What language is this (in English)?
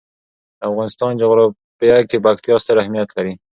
Pashto